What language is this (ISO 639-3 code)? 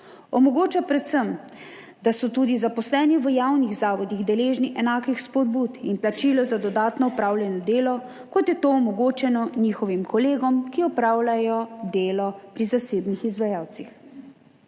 slv